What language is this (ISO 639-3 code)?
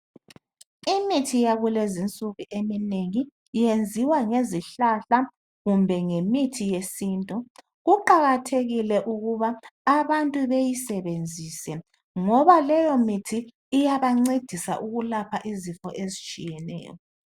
nde